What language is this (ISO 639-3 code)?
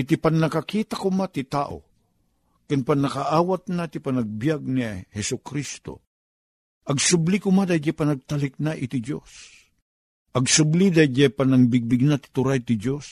fil